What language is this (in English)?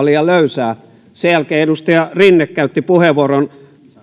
Finnish